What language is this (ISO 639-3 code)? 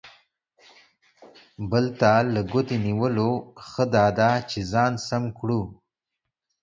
pus